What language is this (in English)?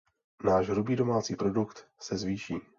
Czech